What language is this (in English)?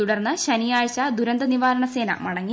Malayalam